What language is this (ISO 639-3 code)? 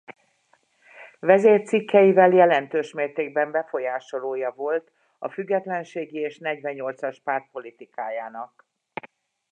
hun